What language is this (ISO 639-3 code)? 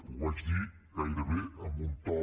cat